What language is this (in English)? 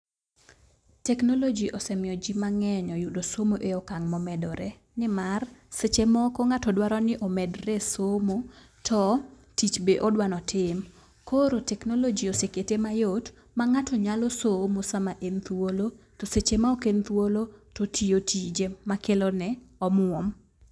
Luo (Kenya and Tanzania)